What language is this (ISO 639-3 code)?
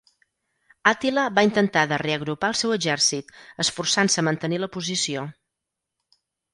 cat